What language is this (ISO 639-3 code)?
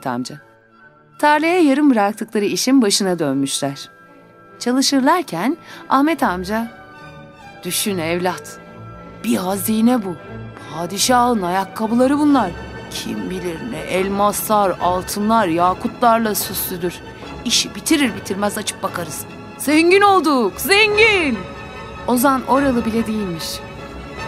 tur